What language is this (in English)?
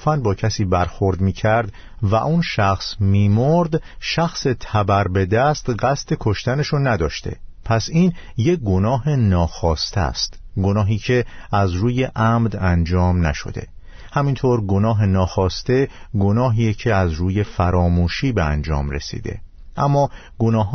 Persian